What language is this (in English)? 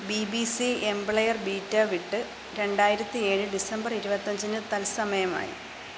Malayalam